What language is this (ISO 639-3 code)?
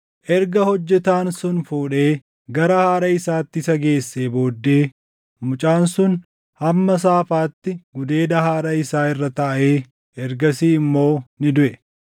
orm